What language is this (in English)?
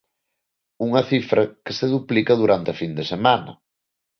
Galician